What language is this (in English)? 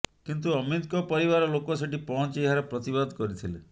Odia